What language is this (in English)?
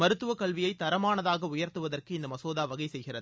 Tamil